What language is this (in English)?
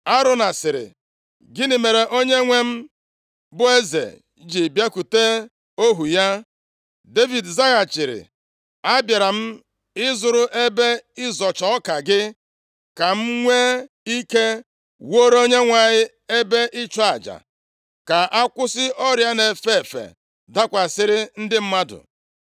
Igbo